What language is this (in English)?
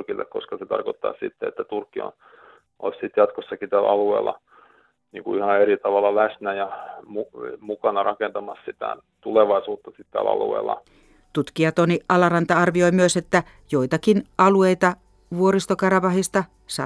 Finnish